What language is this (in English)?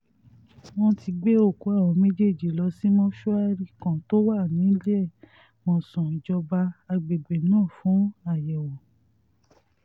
Yoruba